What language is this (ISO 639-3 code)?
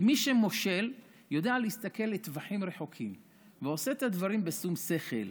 heb